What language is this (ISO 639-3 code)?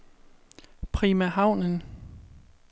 dan